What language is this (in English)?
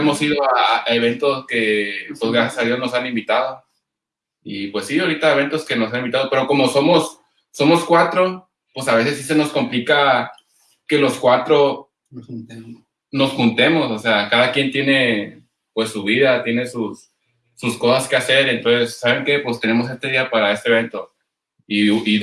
Spanish